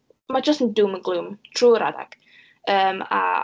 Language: Welsh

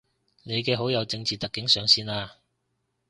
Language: Cantonese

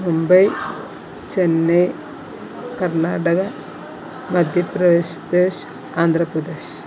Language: Malayalam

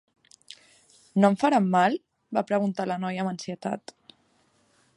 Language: Catalan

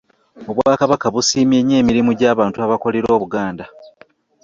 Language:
Ganda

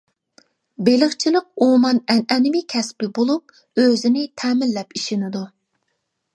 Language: Uyghur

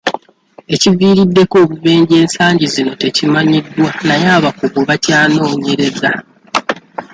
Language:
Ganda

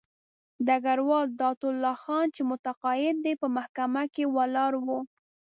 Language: Pashto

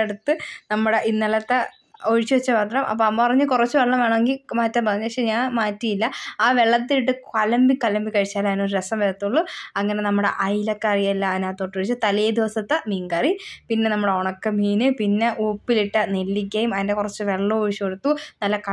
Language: Malayalam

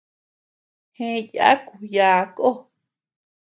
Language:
Tepeuxila Cuicatec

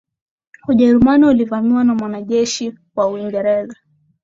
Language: Swahili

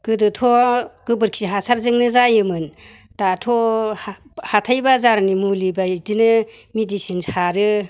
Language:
Bodo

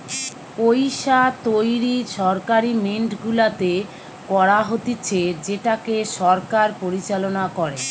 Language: Bangla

